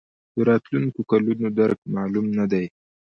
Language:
Pashto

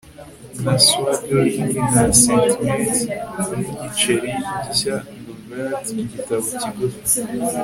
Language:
Kinyarwanda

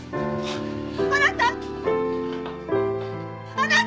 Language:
Japanese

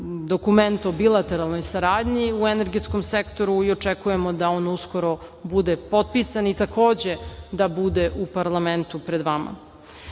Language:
Serbian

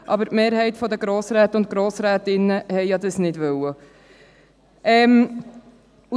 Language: Swiss German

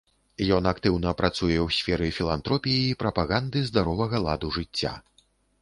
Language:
Belarusian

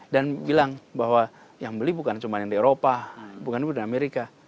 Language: Indonesian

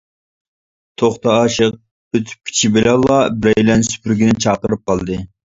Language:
Uyghur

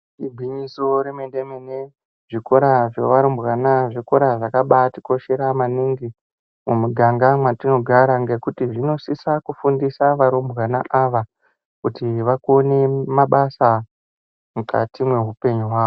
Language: Ndau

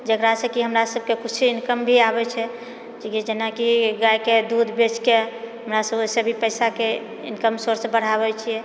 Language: Maithili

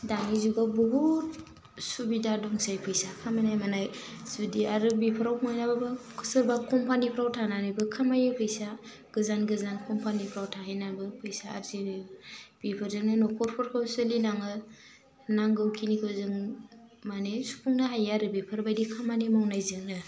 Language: Bodo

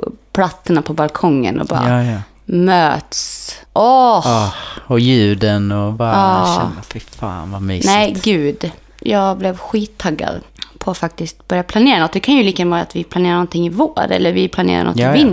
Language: Swedish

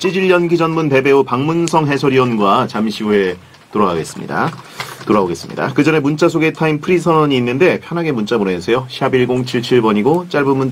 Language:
Korean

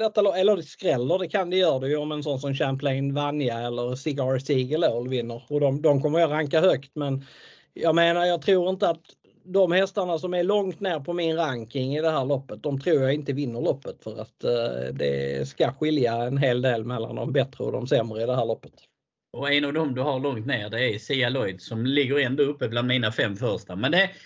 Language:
Swedish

